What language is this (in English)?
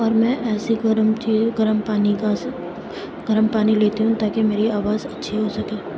Urdu